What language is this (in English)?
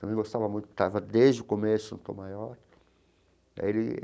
Portuguese